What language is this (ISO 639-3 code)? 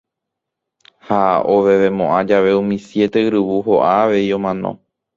grn